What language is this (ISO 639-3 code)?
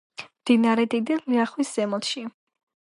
kat